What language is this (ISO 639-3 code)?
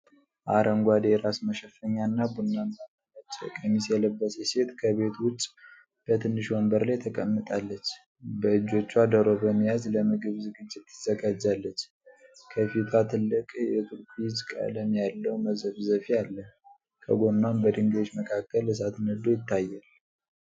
amh